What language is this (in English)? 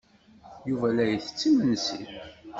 Kabyle